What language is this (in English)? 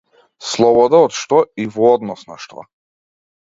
Macedonian